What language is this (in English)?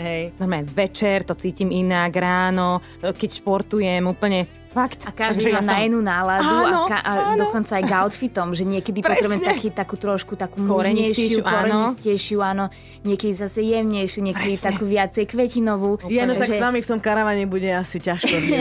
Slovak